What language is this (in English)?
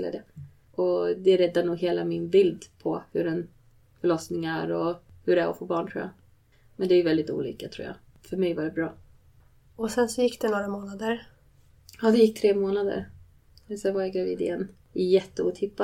Swedish